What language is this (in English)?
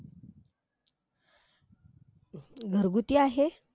Marathi